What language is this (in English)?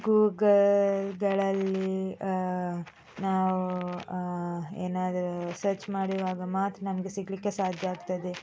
Kannada